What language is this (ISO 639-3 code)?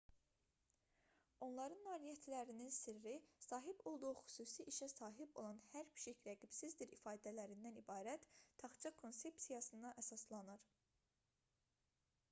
aze